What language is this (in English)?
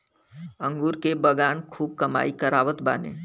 Bhojpuri